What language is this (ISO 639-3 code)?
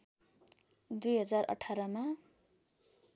nep